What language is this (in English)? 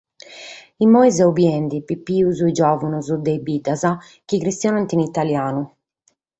Sardinian